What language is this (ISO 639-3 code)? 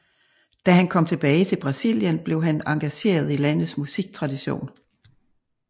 dan